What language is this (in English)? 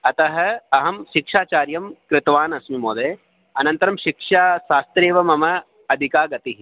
Sanskrit